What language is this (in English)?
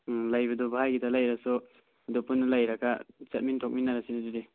Manipuri